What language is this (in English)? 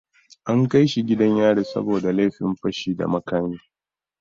Hausa